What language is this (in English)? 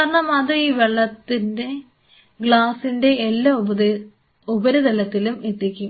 Malayalam